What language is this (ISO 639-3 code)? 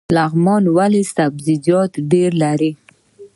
pus